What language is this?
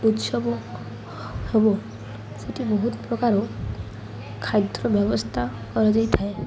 Odia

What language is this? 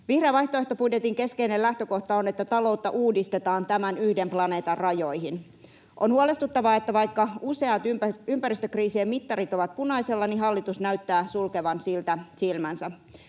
Finnish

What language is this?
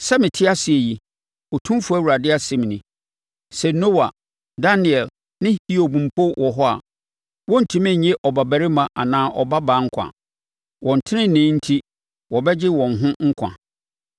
Akan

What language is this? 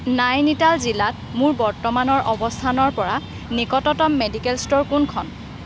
Assamese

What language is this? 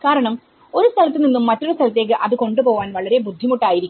Malayalam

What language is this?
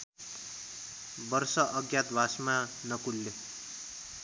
Nepali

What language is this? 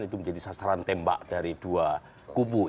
Indonesian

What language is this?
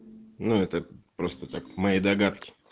Russian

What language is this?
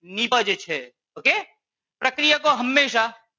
Gujarati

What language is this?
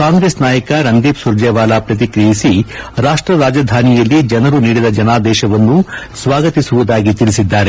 Kannada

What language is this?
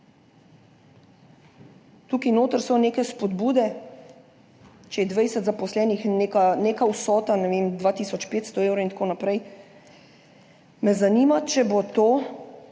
Slovenian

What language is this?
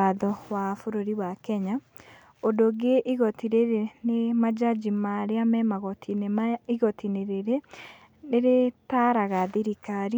Kikuyu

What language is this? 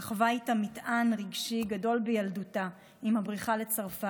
Hebrew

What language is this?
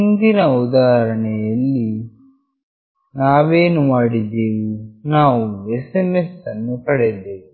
Kannada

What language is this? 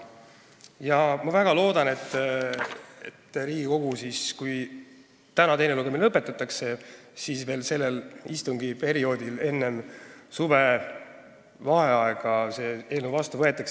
Estonian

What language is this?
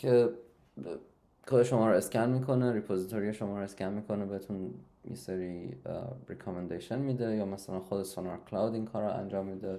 Persian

